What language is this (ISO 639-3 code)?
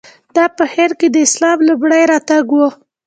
pus